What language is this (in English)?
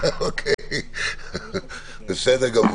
Hebrew